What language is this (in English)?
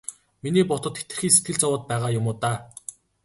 Mongolian